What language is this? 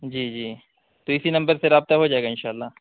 Urdu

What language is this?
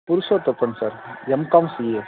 Tamil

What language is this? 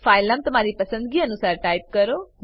Gujarati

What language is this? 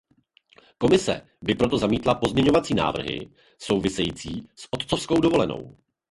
Czech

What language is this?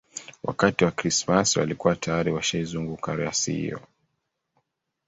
Swahili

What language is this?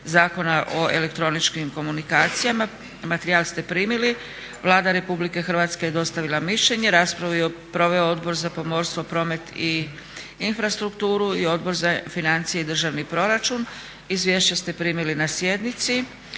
Croatian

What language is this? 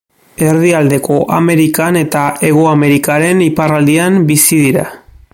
Basque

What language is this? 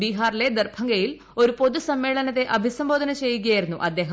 Malayalam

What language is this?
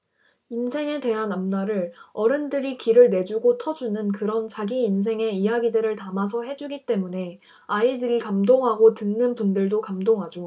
Korean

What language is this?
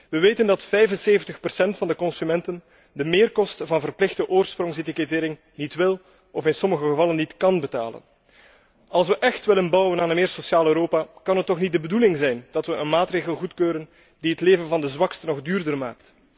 Dutch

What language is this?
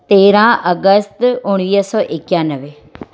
Sindhi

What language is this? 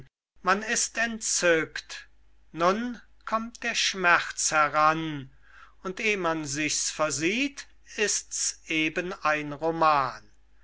German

